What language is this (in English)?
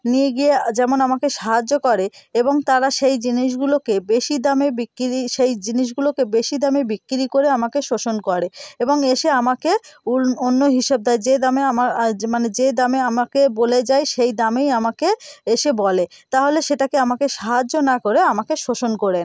Bangla